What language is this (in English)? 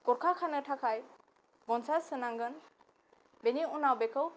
Bodo